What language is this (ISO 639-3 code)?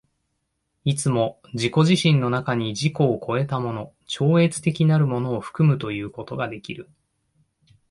jpn